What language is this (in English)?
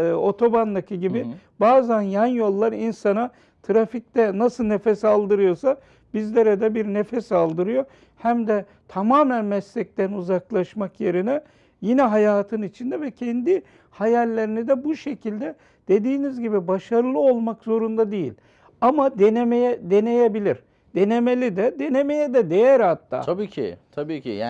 Turkish